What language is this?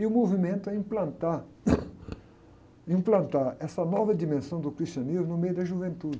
Portuguese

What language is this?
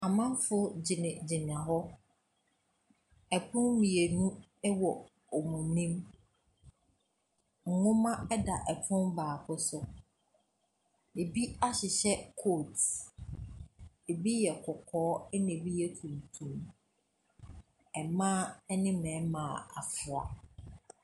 Akan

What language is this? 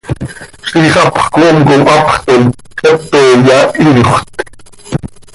Seri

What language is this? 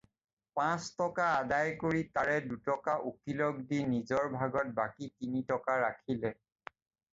Assamese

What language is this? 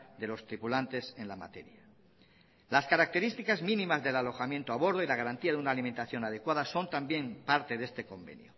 Spanish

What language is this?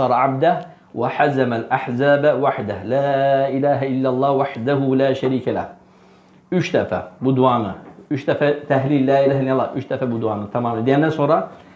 Turkish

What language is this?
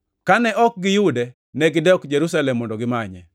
Luo (Kenya and Tanzania)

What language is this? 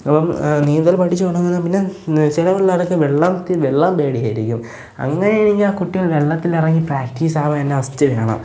Malayalam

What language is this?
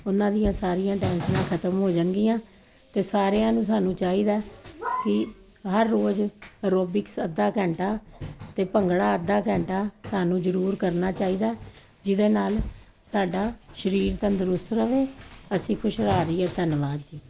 Punjabi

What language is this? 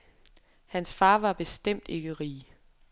Danish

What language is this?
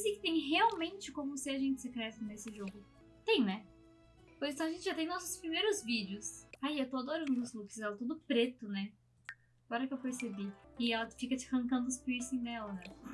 Portuguese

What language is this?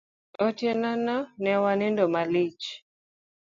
Luo (Kenya and Tanzania)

